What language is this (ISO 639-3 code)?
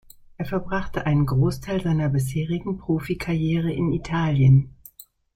deu